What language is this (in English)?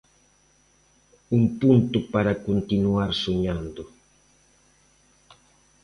Galician